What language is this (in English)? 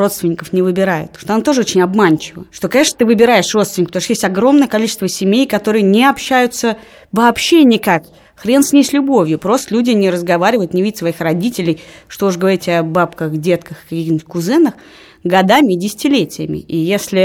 Russian